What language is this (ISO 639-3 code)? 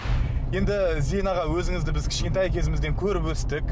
kaz